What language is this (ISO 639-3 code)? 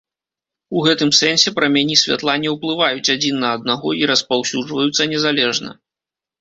bel